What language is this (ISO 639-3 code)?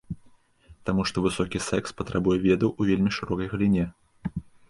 bel